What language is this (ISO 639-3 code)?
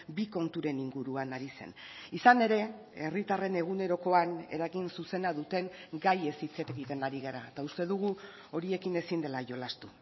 eus